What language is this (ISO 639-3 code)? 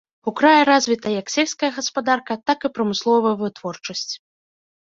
bel